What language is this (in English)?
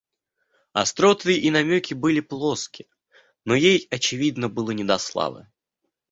Russian